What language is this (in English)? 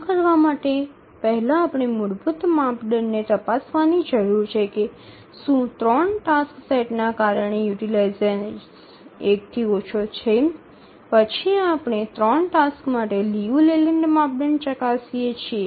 Gujarati